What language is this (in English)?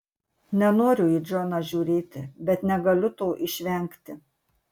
Lithuanian